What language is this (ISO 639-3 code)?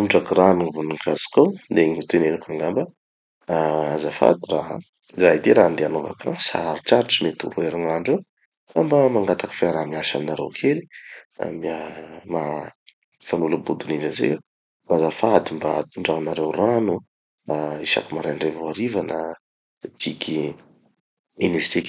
txy